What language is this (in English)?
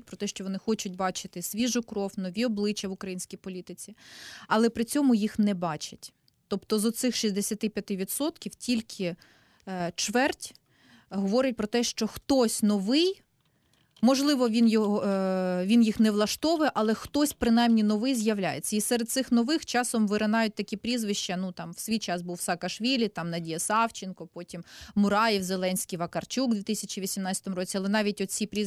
Ukrainian